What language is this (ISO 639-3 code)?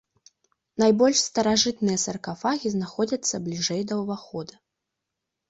bel